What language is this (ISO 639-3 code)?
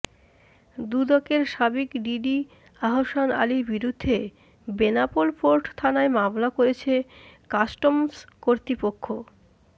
ben